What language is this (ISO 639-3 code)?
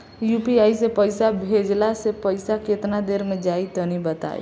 bho